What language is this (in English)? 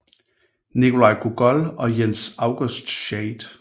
Danish